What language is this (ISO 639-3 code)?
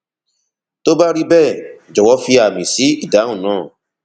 yor